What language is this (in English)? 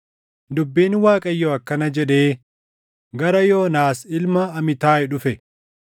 Oromo